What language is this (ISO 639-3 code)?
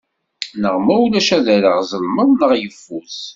kab